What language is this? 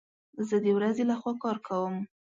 Pashto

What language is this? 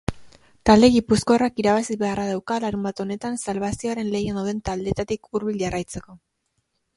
Basque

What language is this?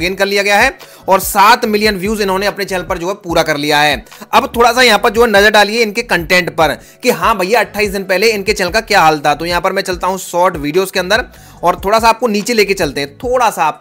Hindi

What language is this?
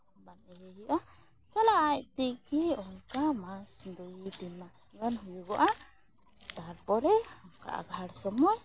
Santali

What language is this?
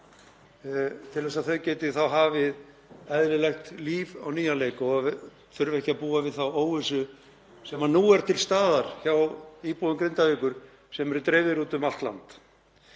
Icelandic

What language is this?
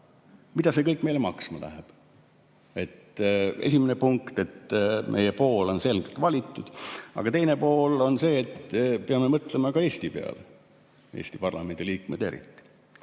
Estonian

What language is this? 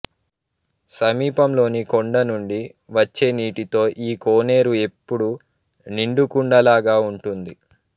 Telugu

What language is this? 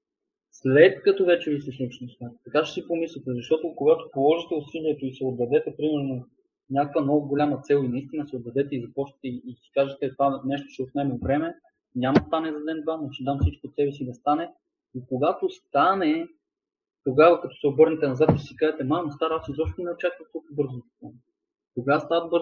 Bulgarian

